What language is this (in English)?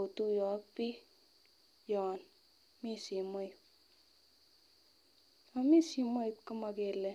Kalenjin